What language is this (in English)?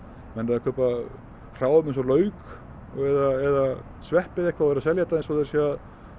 Icelandic